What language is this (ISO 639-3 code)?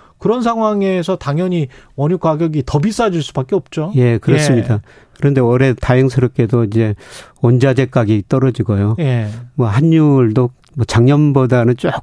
kor